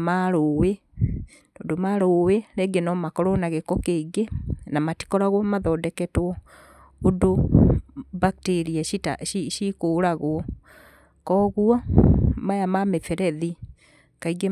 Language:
Kikuyu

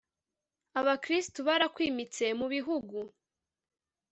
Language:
Kinyarwanda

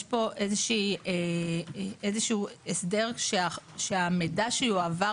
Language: Hebrew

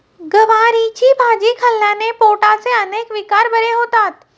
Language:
Marathi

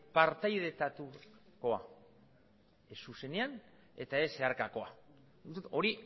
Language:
Basque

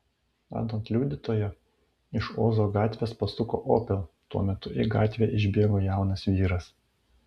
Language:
Lithuanian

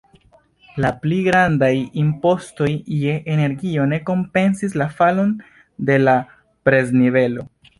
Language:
Esperanto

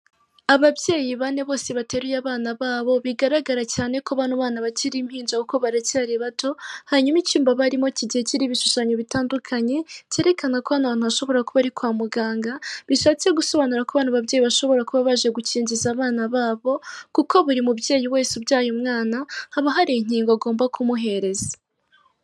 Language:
Kinyarwanda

